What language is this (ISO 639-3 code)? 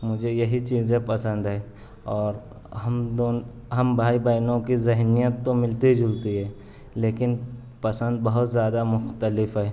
urd